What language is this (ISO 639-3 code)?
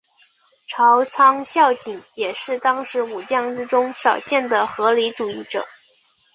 zho